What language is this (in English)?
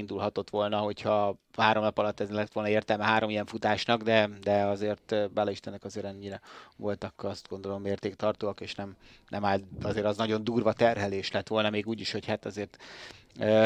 Hungarian